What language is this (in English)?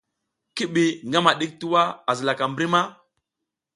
South Giziga